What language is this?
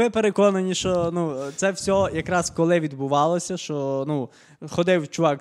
Ukrainian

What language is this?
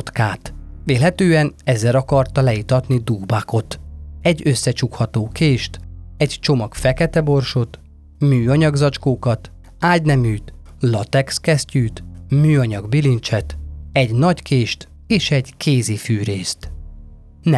Hungarian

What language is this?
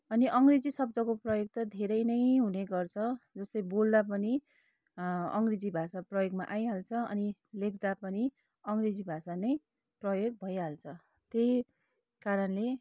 Nepali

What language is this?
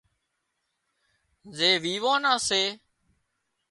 Wadiyara Koli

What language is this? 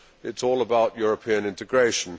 English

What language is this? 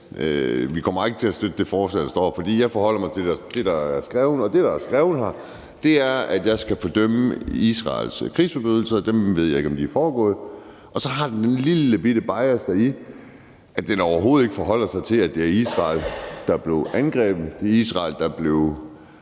Danish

